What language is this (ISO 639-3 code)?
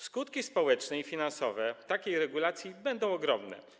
pol